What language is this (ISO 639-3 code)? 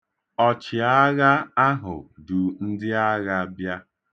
ibo